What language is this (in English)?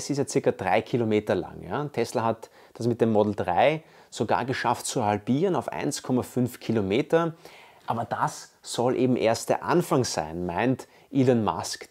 German